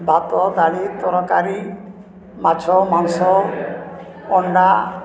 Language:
Odia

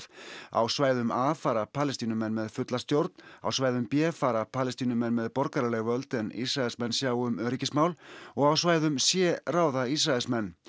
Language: Icelandic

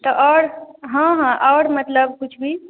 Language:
Maithili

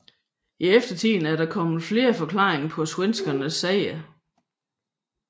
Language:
Danish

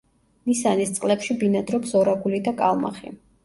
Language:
Georgian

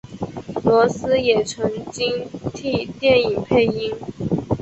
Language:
Chinese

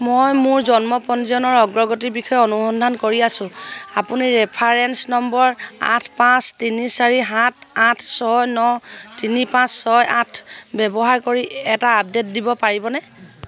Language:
Assamese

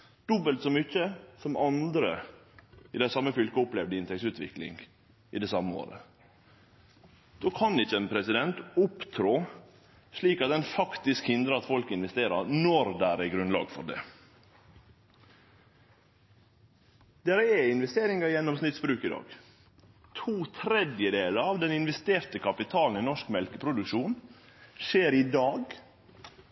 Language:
Norwegian Nynorsk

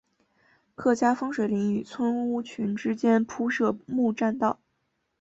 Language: Chinese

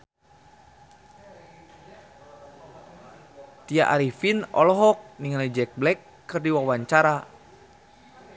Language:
Sundanese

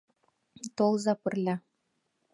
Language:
Mari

